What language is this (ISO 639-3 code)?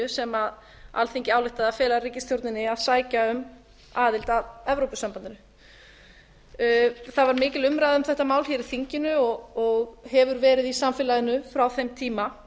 isl